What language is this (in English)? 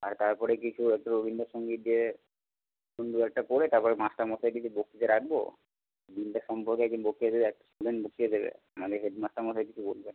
Bangla